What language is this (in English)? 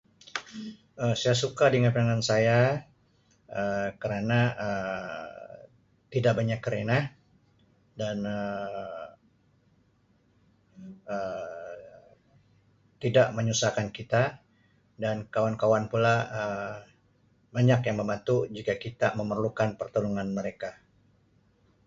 Sabah Malay